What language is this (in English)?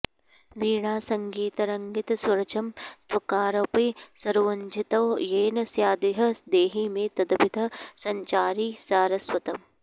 Sanskrit